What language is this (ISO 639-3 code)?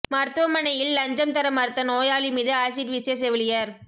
tam